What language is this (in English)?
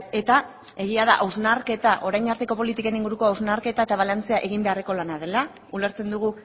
Basque